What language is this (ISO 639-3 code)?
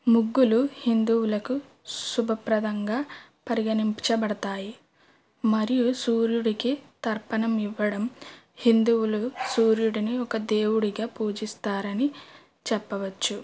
tel